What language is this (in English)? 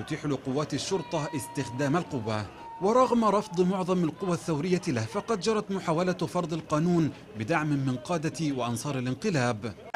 Arabic